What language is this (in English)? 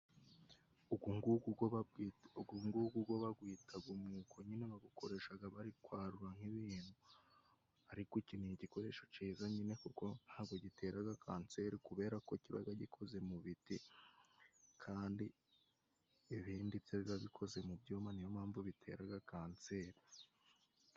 Kinyarwanda